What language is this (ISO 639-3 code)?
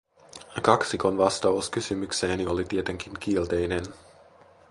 fin